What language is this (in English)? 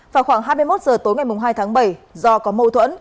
Vietnamese